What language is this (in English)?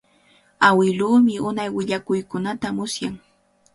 Cajatambo North Lima Quechua